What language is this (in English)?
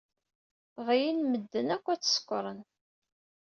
Kabyle